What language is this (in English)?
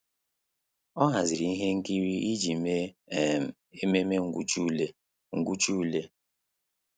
Igbo